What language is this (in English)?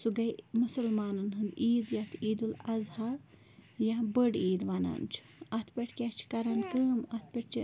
Kashmiri